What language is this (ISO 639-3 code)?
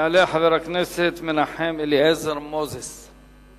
heb